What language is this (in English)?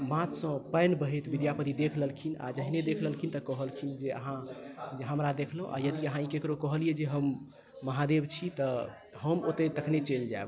Maithili